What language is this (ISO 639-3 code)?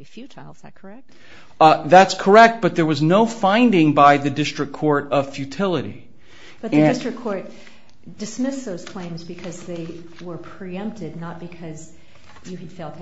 eng